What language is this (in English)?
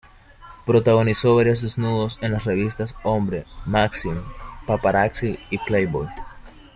Spanish